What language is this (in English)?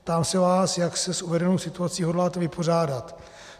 Czech